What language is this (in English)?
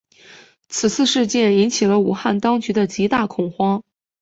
Chinese